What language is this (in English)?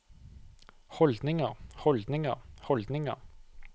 Norwegian